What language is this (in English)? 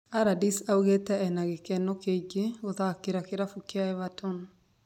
Kikuyu